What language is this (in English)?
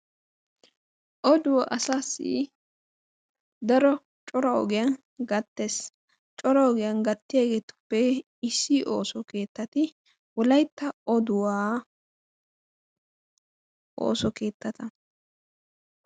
Wolaytta